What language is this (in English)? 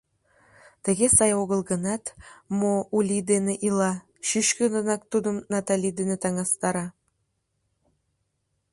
Mari